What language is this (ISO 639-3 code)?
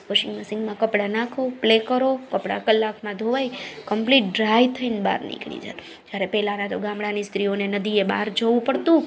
guj